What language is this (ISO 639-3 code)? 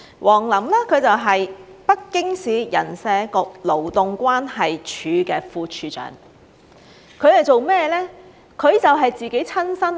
yue